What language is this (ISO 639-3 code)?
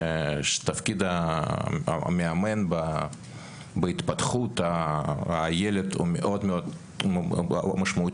heb